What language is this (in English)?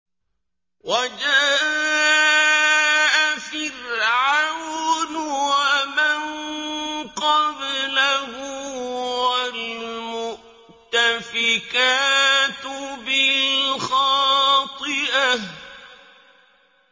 Arabic